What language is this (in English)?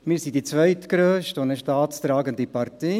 Swiss German